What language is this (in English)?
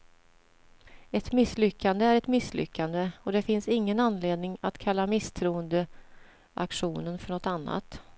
Swedish